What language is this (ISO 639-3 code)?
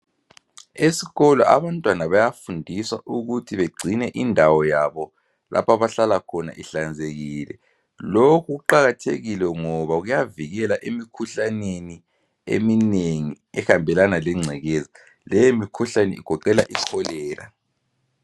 nde